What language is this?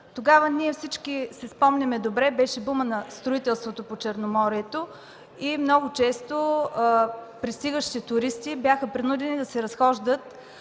Bulgarian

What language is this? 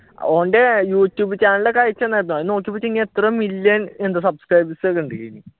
Malayalam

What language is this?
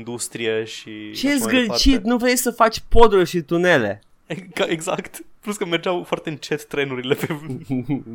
Romanian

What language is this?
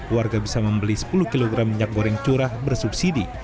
Indonesian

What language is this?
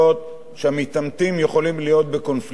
Hebrew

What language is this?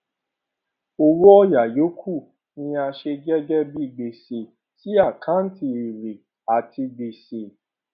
Yoruba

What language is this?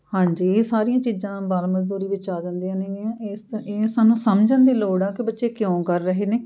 Punjabi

